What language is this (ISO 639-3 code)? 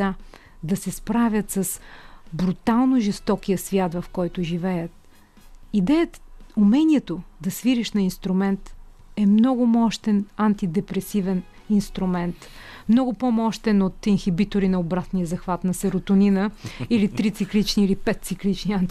bul